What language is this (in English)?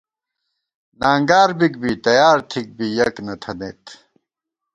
Gawar-Bati